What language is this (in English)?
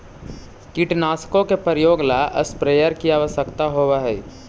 Magahi